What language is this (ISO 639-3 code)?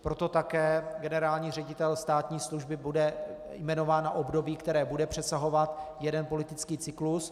ces